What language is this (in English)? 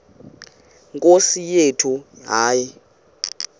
Xhosa